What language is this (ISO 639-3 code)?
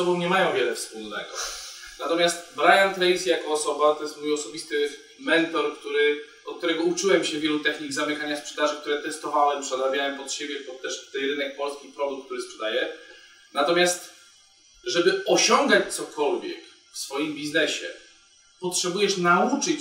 pol